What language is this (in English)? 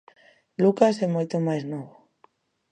Galician